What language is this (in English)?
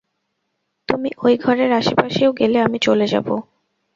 Bangla